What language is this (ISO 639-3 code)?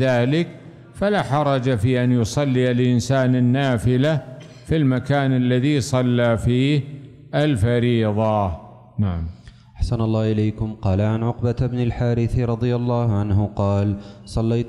ara